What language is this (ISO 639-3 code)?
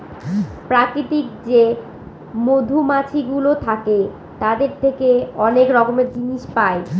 ben